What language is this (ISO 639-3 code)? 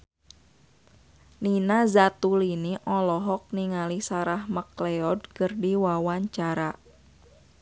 sun